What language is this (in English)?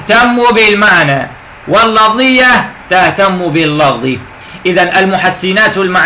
Arabic